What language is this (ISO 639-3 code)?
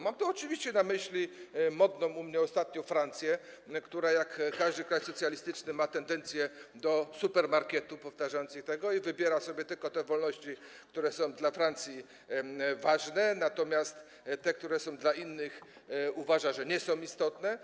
pol